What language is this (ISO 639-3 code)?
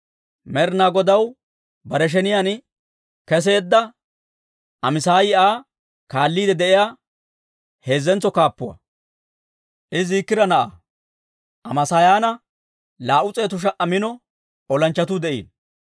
dwr